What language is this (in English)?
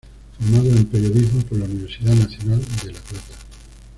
Spanish